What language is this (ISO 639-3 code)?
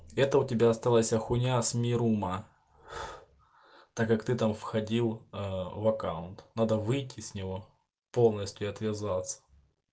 rus